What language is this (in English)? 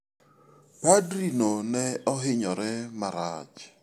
Luo (Kenya and Tanzania)